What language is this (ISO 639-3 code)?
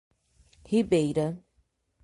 por